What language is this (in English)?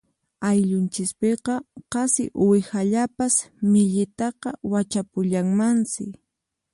Puno Quechua